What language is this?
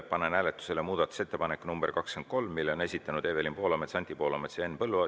Estonian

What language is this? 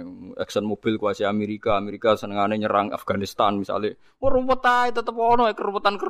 Indonesian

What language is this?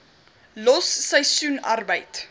Afrikaans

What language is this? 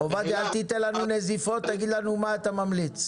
Hebrew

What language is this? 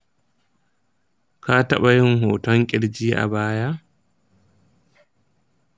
Hausa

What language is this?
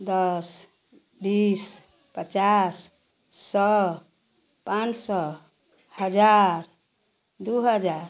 Hindi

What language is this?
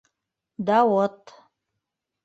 Bashkir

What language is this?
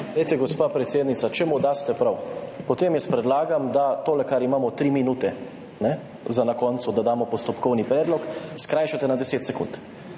Slovenian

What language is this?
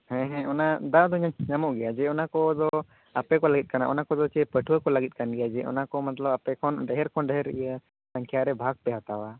Santali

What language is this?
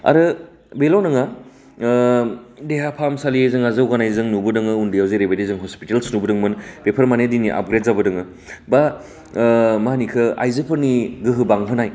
Bodo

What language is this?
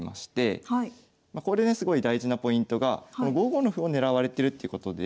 Japanese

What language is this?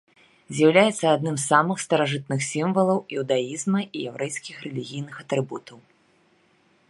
Belarusian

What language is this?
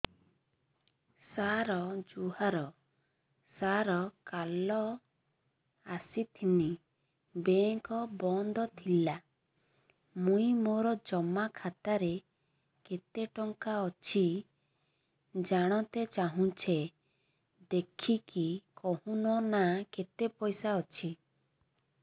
Odia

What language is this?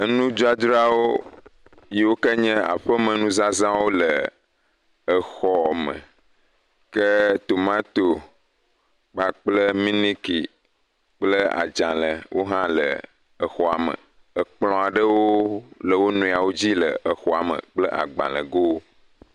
Ewe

